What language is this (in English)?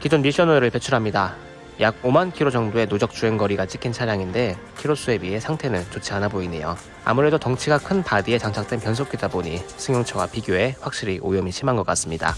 Korean